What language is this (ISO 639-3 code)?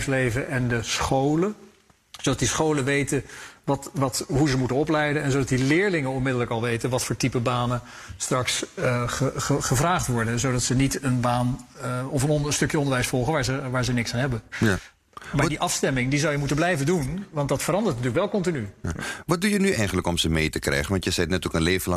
nld